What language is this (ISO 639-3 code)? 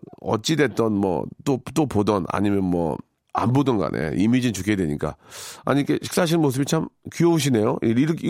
kor